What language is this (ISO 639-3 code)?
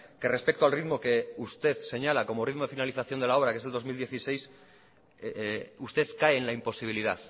spa